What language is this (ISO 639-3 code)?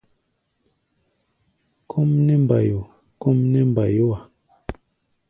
gba